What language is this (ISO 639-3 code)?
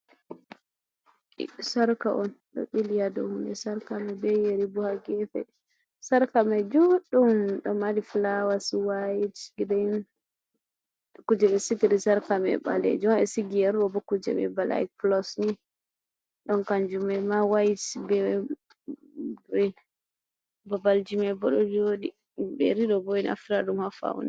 ful